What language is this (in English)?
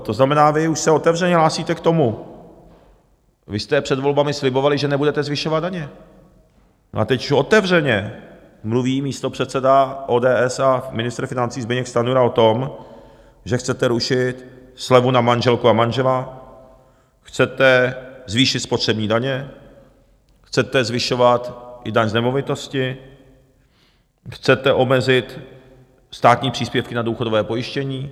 Czech